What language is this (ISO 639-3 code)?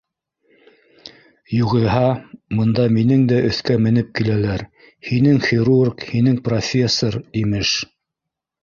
bak